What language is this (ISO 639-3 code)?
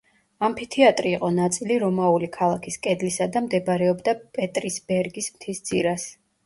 kat